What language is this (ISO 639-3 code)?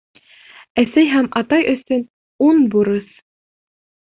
bak